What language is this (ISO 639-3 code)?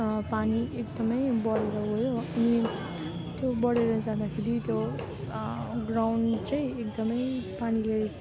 nep